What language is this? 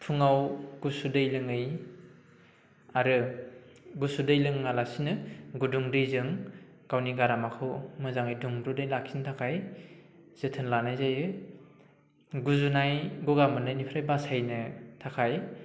Bodo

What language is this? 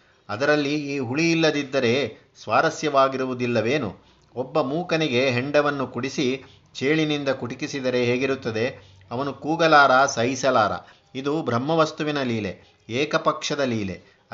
Kannada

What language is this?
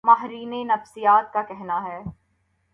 Urdu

